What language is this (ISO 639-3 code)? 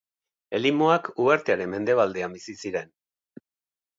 eus